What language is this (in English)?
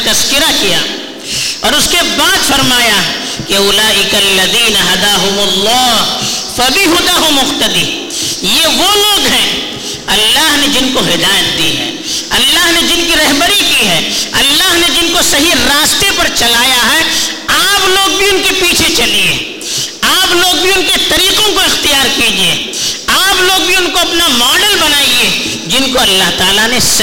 Urdu